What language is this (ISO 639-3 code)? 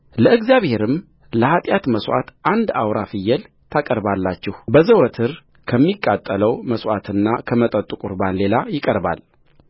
amh